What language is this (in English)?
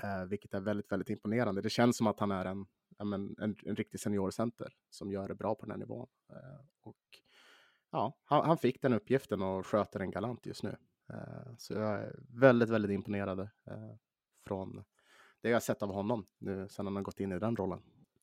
Swedish